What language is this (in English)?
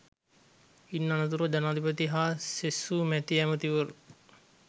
Sinhala